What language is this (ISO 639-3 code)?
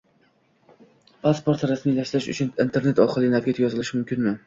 uzb